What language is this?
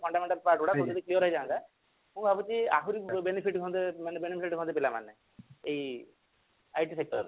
Odia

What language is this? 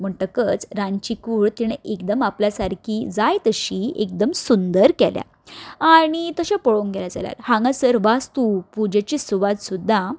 Konkani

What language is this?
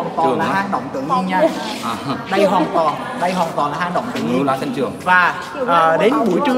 Vietnamese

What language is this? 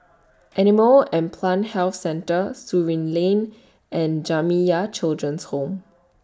English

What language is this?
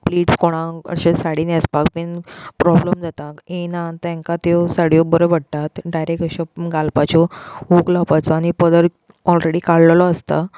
Konkani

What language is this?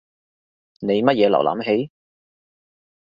Cantonese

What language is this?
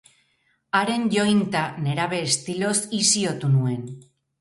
Basque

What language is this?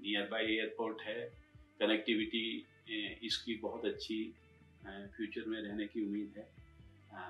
Hindi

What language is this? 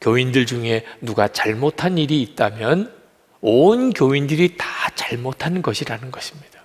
Korean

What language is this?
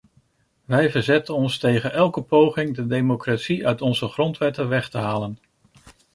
Dutch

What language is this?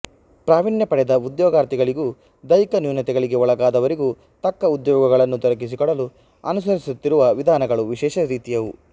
Kannada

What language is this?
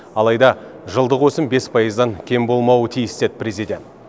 Kazakh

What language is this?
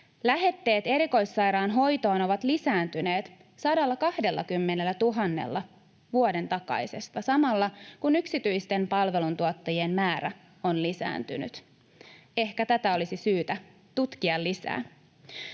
Finnish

